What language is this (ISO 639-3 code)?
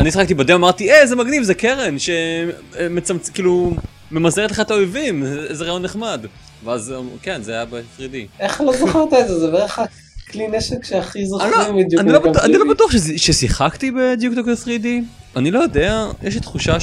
heb